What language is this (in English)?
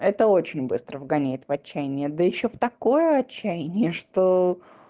Russian